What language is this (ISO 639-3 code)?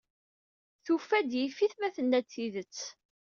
kab